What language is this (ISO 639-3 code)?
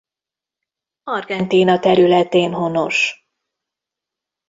hun